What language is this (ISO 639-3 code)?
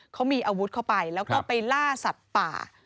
tha